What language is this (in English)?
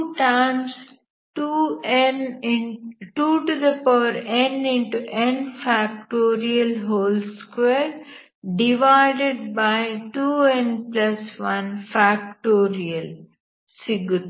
Kannada